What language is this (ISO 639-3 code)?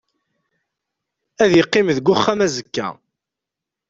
kab